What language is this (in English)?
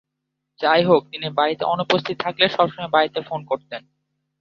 Bangla